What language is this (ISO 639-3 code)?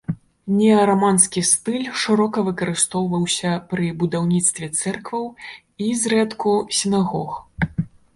bel